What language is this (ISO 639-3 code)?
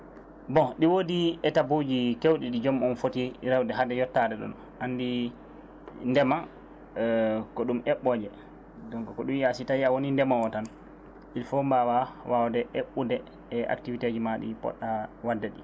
ful